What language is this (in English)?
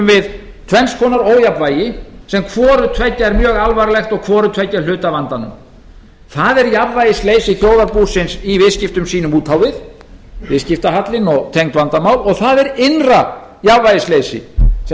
Icelandic